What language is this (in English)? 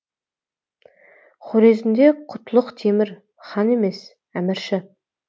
Kazakh